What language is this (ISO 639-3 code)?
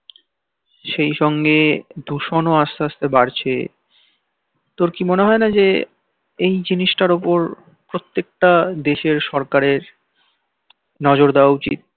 ben